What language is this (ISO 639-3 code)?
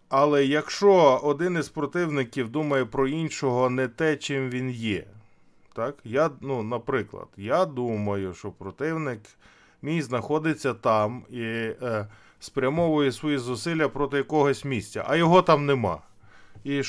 ukr